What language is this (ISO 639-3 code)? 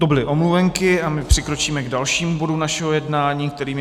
ces